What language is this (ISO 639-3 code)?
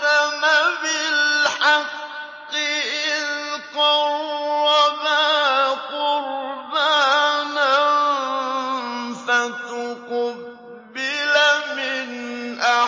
ara